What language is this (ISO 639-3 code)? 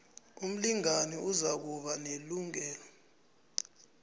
nbl